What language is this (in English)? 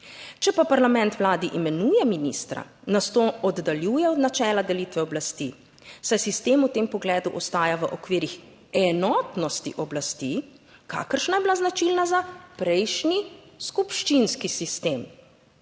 Slovenian